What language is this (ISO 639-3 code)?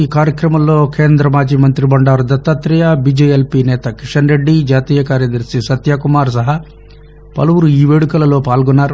tel